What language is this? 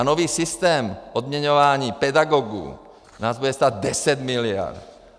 Czech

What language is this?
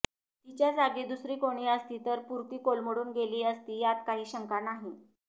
Marathi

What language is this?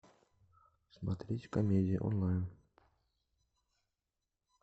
Russian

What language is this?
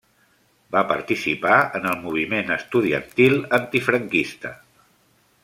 Catalan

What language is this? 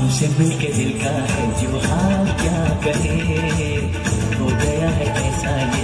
Arabic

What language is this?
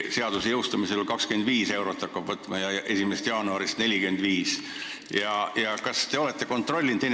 Estonian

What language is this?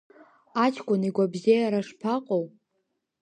Abkhazian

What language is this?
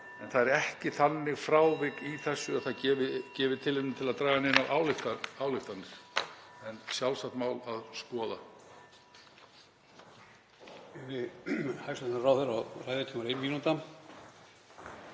Icelandic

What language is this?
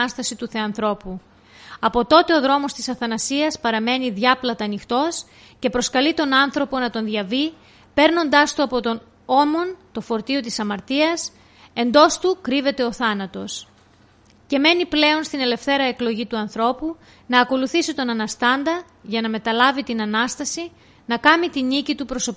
Greek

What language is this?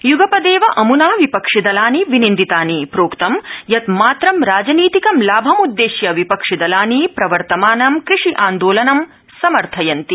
Sanskrit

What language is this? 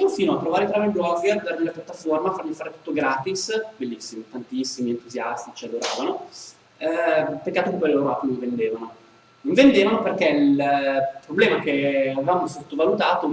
Italian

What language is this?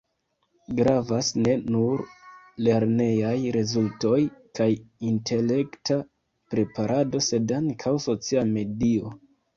Esperanto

